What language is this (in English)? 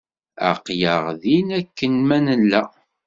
Kabyle